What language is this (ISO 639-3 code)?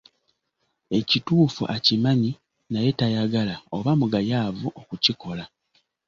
lug